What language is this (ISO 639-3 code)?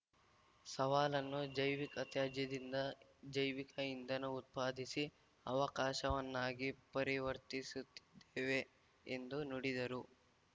kan